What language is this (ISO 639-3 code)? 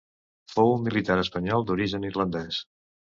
cat